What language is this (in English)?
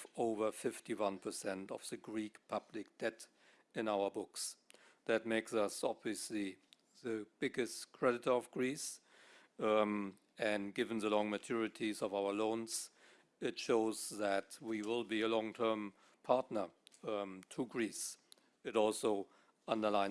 English